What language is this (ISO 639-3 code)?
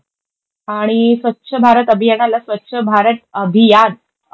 mar